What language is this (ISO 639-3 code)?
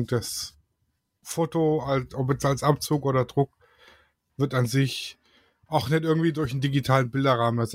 deu